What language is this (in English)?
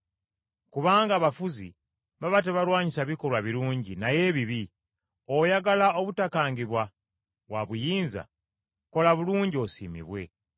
Ganda